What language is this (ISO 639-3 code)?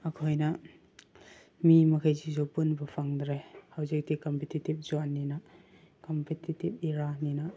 mni